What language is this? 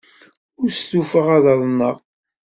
Kabyle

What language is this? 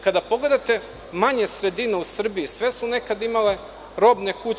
Serbian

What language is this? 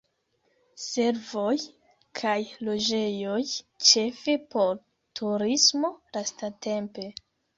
Esperanto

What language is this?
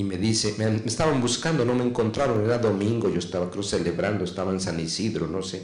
Spanish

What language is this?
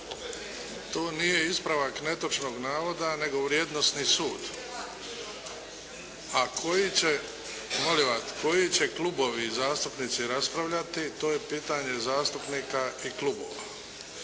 Croatian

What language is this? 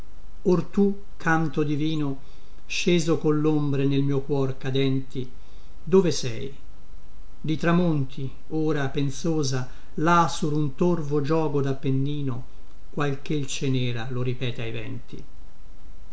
Italian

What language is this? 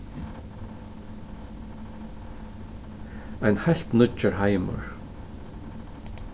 Faroese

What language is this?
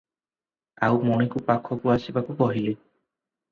Odia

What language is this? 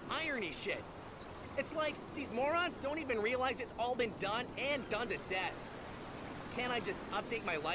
English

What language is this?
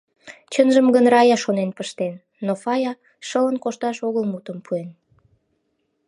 Mari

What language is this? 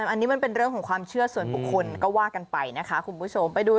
Thai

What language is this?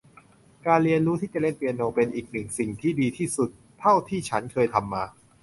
Thai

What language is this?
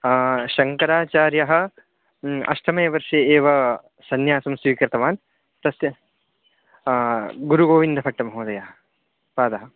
Sanskrit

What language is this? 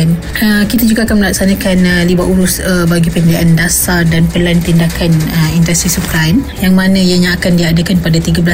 Malay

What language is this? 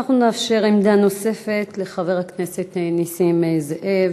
Hebrew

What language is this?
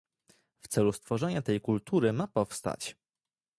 Polish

